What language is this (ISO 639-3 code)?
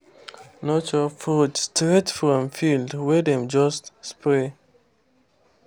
pcm